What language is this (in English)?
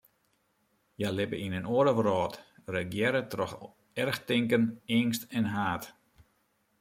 Western Frisian